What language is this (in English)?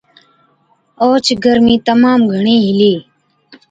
Od